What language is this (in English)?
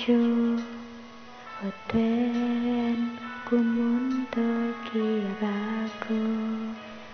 Indonesian